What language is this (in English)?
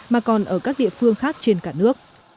Vietnamese